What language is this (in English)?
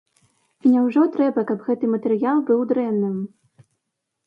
Belarusian